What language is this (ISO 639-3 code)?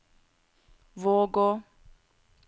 nor